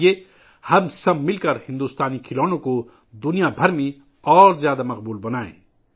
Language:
Urdu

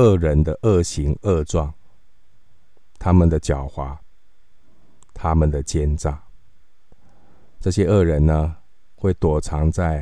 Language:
Chinese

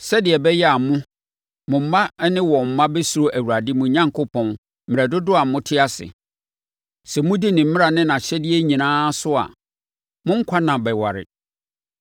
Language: Akan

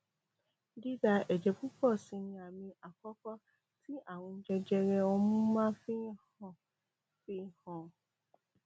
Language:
Yoruba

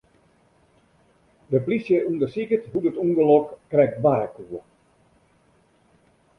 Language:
Western Frisian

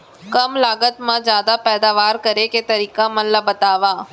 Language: Chhattisgarhi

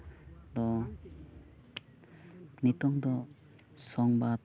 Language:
Santali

